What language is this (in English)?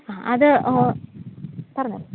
Malayalam